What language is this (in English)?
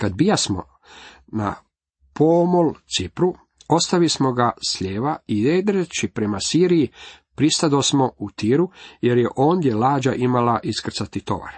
Croatian